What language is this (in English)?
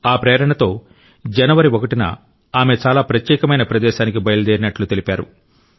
Telugu